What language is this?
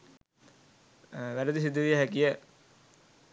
Sinhala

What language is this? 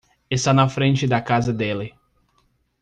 Portuguese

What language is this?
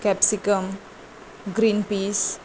Konkani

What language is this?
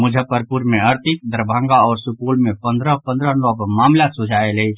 Maithili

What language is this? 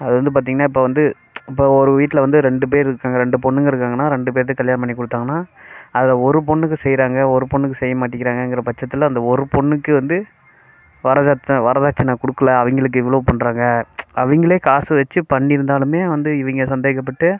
Tamil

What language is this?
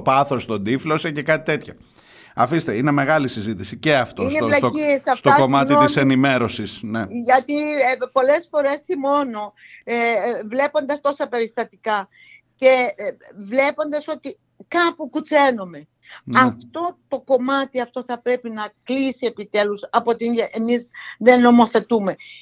Greek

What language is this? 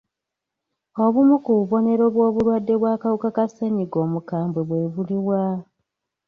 Ganda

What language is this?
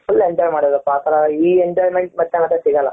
Kannada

